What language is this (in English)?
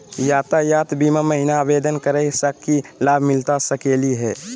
Magahi